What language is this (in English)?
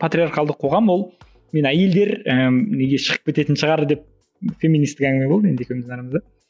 Kazakh